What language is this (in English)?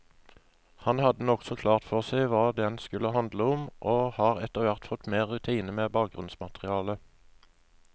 Norwegian